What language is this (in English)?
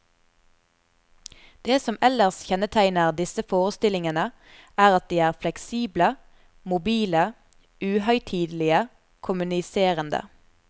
Norwegian